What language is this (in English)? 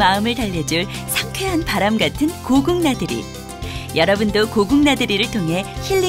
Korean